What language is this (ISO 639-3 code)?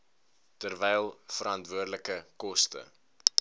afr